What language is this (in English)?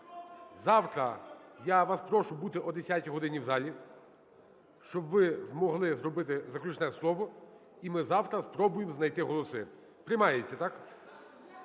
Ukrainian